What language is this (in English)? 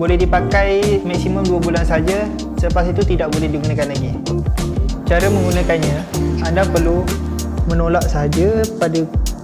Malay